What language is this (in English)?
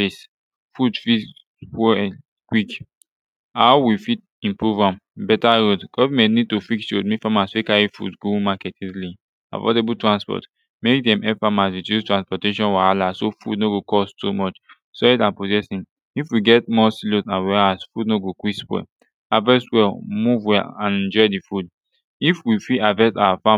Nigerian Pidgin